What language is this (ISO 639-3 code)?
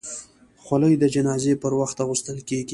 pus